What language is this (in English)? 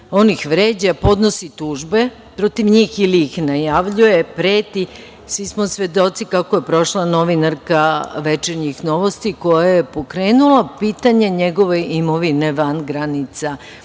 Serbian